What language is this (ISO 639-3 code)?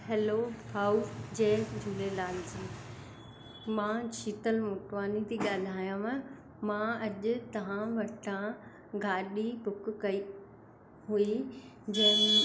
snd